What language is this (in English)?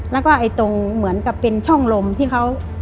Thai